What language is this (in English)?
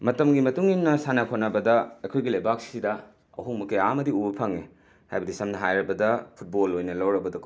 Manipuri